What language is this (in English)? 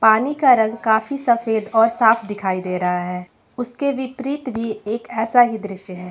Hindi